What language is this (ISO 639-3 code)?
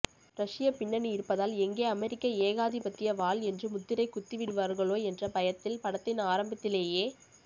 tam